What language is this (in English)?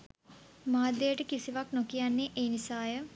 Sinhala